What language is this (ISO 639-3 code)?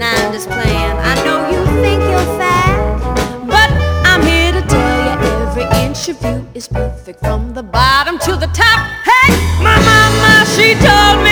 ell